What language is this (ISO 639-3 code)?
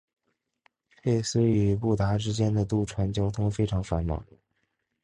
zho